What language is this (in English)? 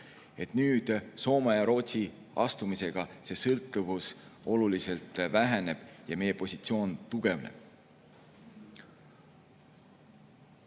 Estonian